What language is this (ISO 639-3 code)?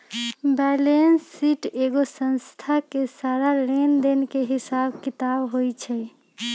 mag